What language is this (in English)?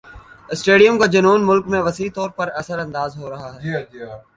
Urdu